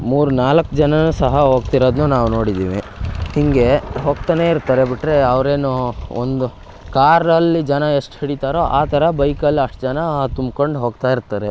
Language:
Kannada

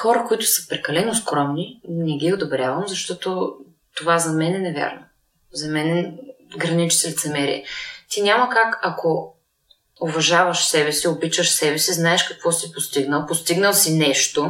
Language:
Bulgarian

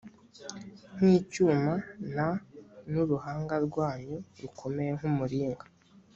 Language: Kinyarwanda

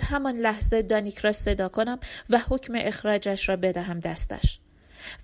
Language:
Persian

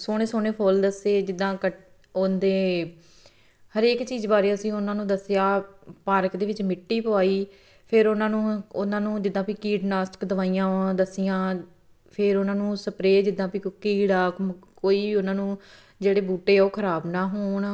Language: Punjabi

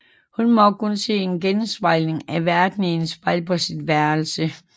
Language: Danish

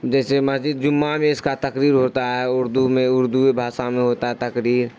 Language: Urdu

